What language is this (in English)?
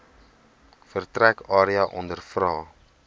Afrikaans